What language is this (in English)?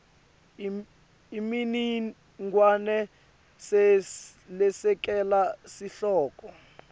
Swati